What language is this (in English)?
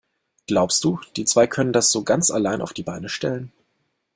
German